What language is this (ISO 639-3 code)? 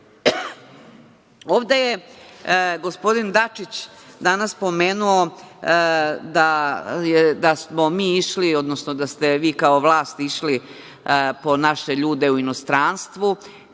srp